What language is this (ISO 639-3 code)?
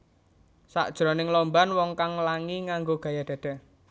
jav